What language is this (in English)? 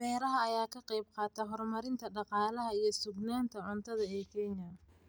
Somali